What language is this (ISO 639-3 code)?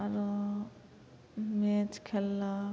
mai